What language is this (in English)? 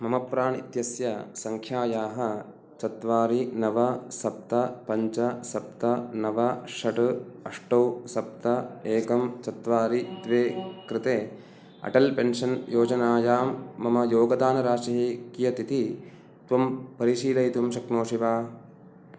Sanskrit